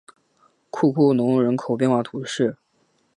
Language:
Chinese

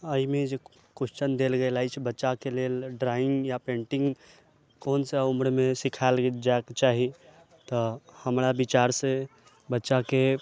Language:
Maithili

